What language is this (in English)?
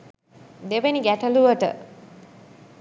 Sinhala